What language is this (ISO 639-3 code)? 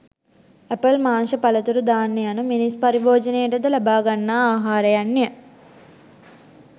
sin